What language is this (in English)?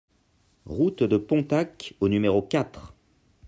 French